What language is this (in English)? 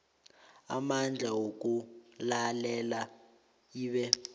South Ndebele